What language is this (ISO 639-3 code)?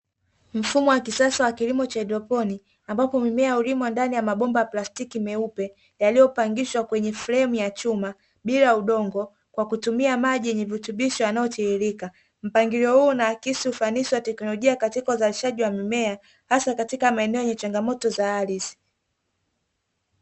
swa